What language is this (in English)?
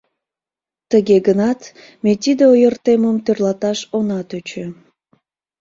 Mari